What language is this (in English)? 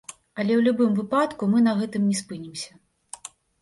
Belarusian